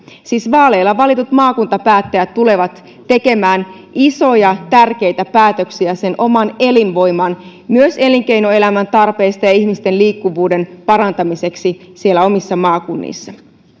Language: Finnish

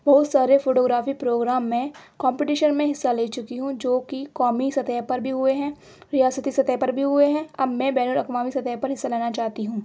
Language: Urdu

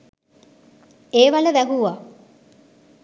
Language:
Sinhala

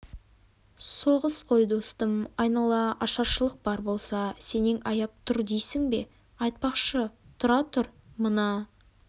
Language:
Kazakh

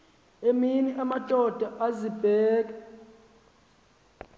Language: Xhosa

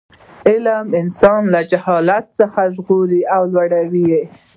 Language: Pashto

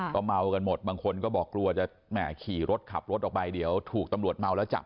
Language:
Thai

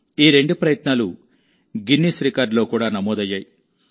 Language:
Telugu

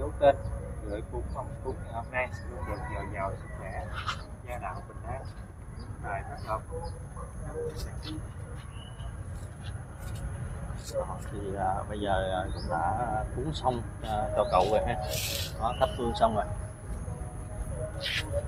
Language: Vietnamese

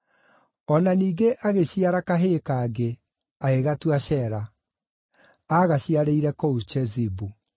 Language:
Kikuyu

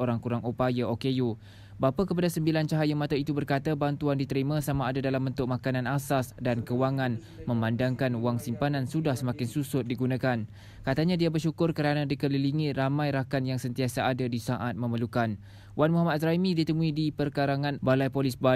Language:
Malay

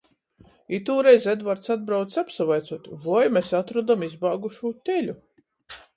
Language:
Latgalian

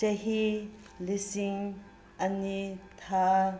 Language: Manipuri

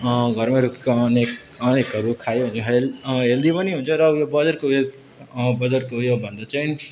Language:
Nepali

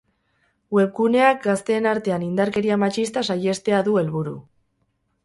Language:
Basque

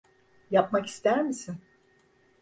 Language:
Turkish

